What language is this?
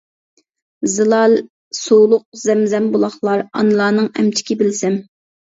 Uyghur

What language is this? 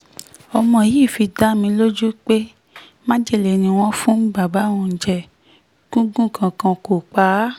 Yoruba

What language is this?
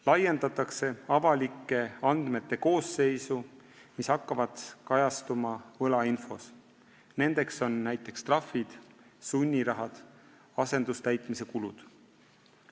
Estonian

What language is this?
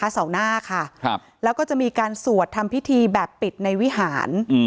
Thai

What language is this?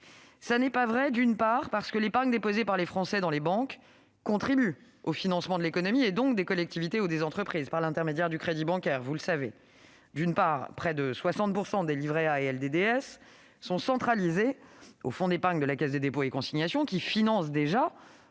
French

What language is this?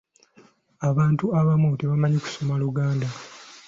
Ganda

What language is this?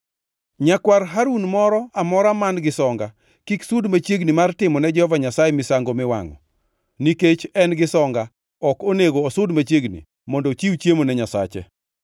Luo (Kenya and Tanzania)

